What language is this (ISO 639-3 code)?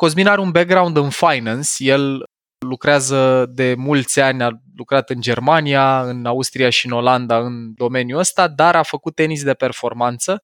ron